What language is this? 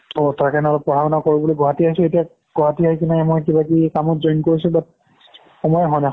Assamese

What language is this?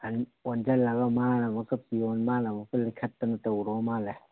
Manipuri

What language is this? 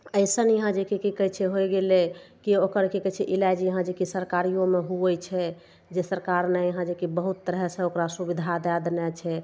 Maithili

